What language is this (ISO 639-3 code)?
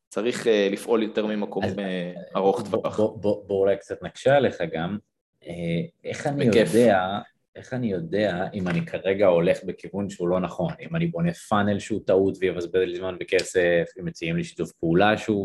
heb